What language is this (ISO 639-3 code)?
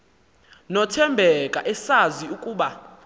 xho